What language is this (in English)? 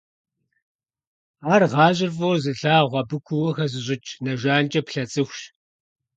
Kabardian